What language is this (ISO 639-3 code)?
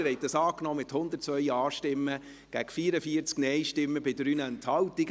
gsw